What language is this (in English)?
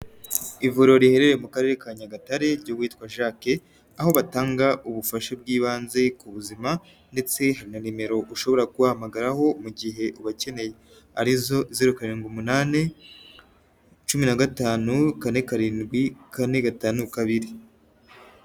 Kinyarwanda